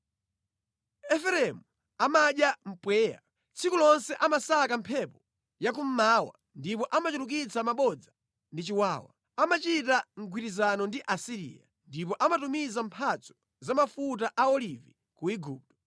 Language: Nyanja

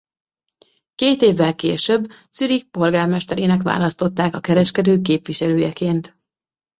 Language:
Hungarian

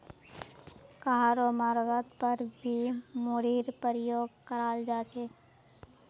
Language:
Magahi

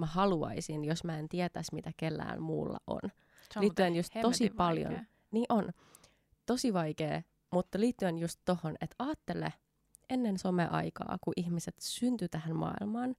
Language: Finnish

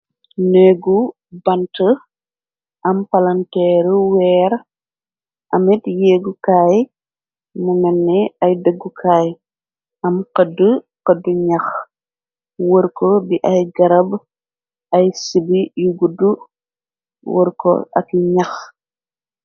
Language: Wolof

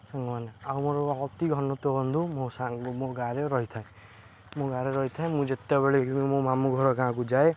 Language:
Odia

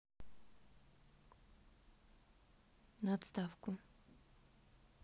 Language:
Russian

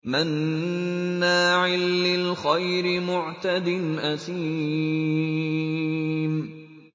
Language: Arabic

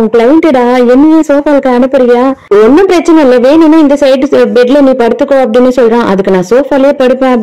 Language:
Tamil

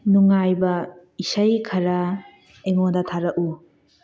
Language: Manipuri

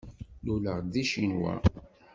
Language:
Kabyle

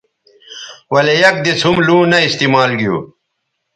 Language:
Bateri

